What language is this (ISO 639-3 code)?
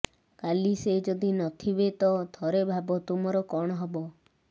ori